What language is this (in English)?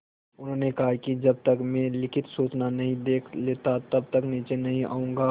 Hindi